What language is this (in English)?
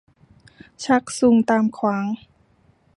Thai